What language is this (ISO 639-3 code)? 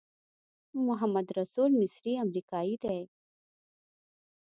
pus